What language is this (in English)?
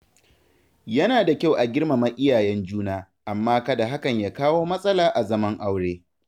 Hausa